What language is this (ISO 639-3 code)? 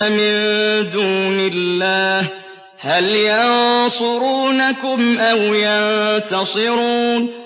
ara